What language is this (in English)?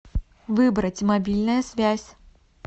Russian